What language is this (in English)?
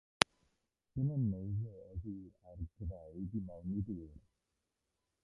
Welsh